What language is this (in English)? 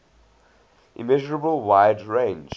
English